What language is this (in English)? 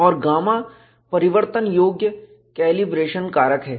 Hindi